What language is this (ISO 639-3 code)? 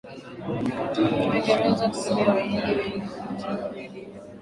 swa